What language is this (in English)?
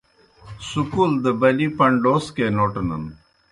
Kohistani Shina